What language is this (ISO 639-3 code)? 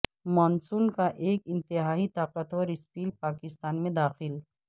urd